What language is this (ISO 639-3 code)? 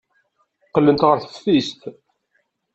kab